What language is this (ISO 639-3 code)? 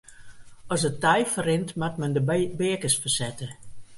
fry